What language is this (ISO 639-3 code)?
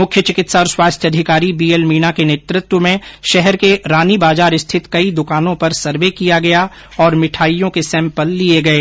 hin